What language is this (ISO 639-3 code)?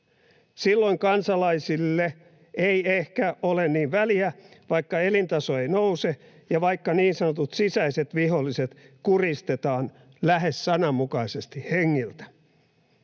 fin